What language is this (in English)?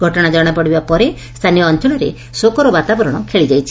Odia